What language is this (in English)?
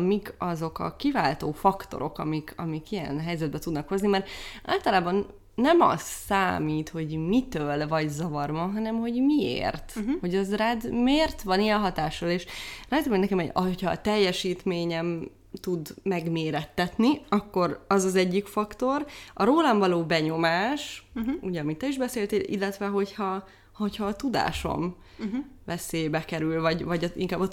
Hungarian